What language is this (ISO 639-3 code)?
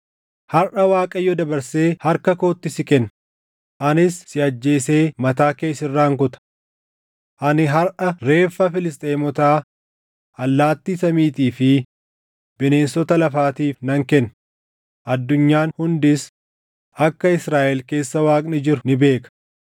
orm